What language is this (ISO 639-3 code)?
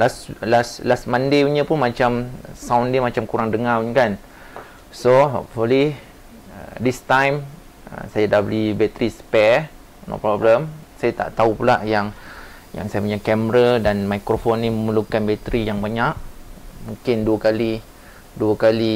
msa